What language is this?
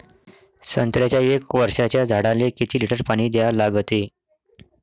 Marathi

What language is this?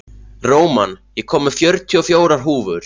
Icelandic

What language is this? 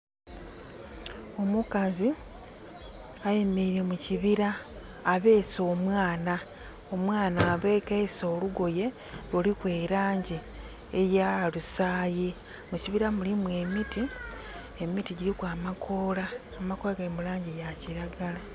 Soga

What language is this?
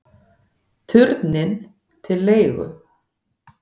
Icelandic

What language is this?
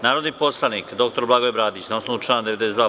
Serbian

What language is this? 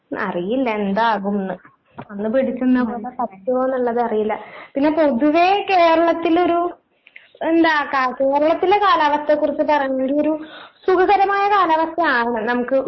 Malayalam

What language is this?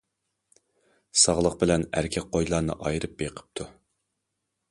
Uyghur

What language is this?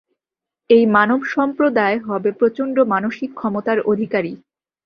Bangla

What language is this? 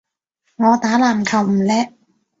Cantonese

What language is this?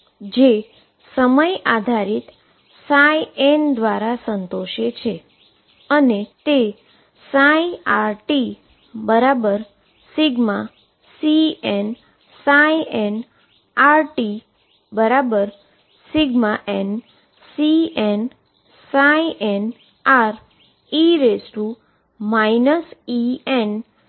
Gujarati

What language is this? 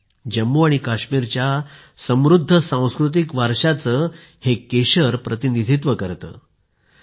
Marathi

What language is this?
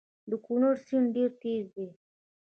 Pashto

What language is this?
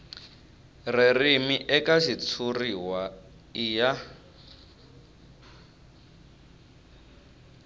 Tsonga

